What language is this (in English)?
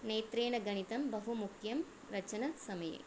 Sanskrit